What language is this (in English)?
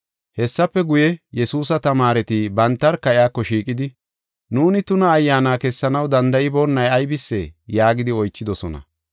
Gofa